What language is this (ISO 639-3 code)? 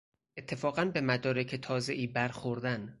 fas